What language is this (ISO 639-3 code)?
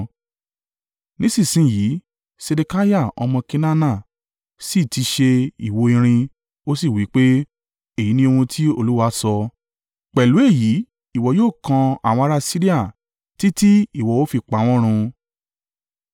yor